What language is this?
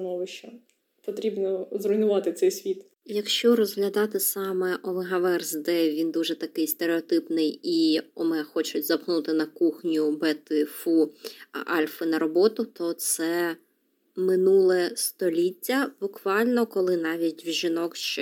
Ukrainian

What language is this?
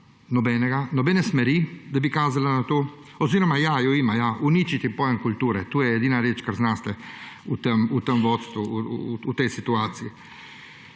Slovenian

